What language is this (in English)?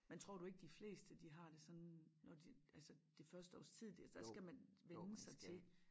Danish